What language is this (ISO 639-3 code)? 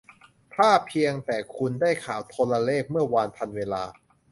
tha